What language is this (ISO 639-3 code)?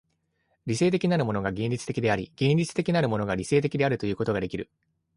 jpn